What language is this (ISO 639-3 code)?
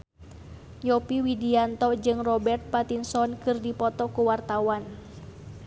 sun